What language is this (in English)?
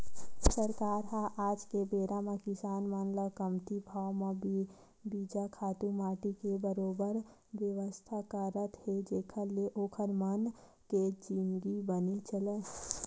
Chhattisgarhi